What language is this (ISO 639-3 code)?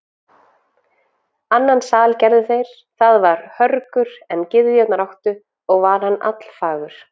isl